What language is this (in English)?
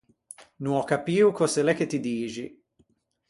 Ligurian